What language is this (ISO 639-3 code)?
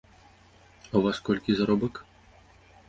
bel